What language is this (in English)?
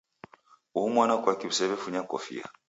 Taita